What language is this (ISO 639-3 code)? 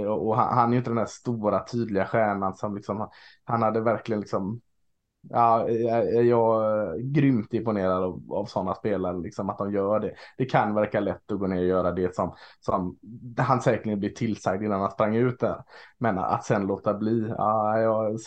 swe